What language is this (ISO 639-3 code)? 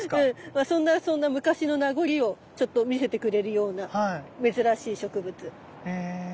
jpn